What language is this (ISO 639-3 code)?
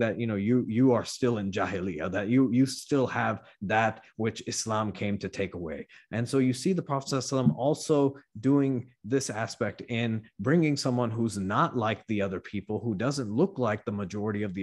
eng